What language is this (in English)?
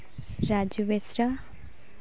Santali